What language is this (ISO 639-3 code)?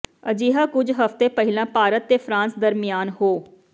pan